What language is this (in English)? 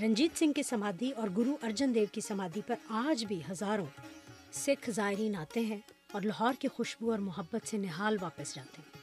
Urdu